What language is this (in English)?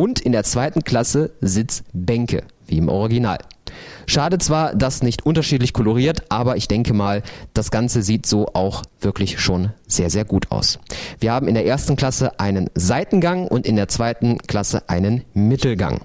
German